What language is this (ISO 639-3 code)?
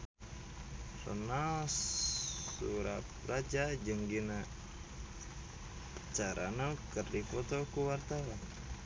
sun